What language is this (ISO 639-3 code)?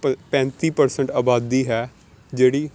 pan